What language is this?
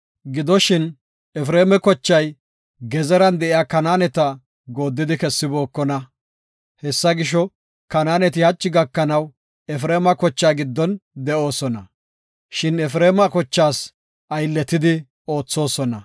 Gofa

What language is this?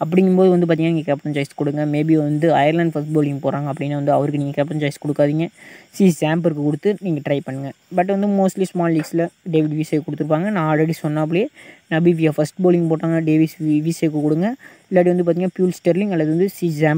Romanian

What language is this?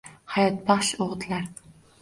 Uzbek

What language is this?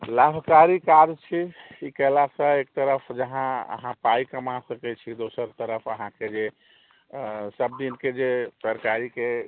Maithili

